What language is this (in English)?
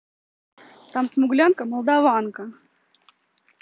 Russian